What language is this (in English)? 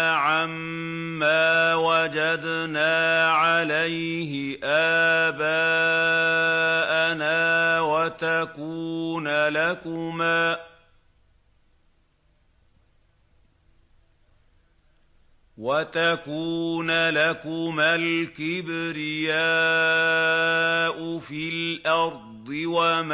Arabic